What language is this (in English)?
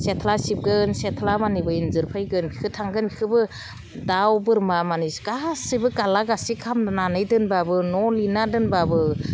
Bodo